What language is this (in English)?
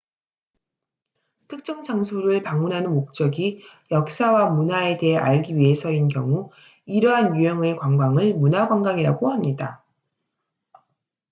Korean